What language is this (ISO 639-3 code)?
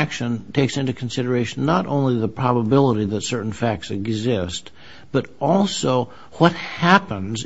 eng